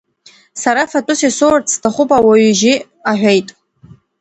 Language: Abkhazian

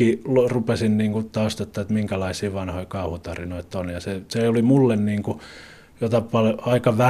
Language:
Finnish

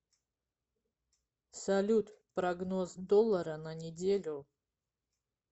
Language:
Russian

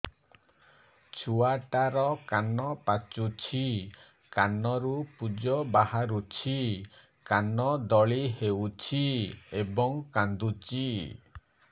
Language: Odia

